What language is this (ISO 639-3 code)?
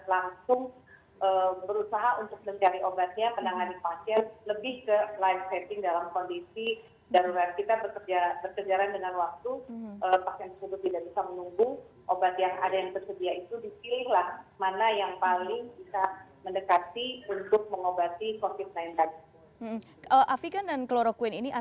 ind